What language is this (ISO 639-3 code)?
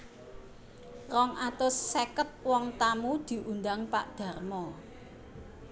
jav